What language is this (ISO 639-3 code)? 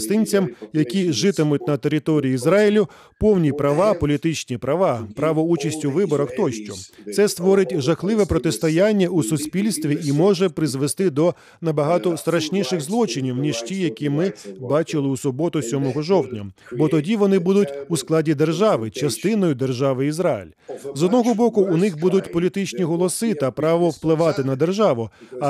ukr